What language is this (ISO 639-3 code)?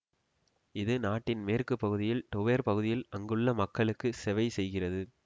tam